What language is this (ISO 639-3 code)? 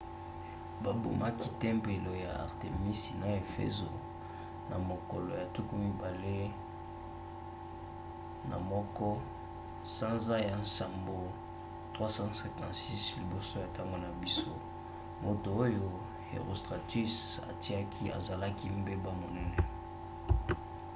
lin